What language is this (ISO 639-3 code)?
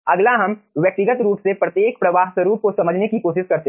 hin